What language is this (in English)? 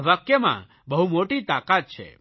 Gujarati